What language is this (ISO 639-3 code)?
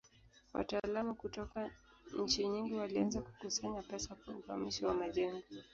swa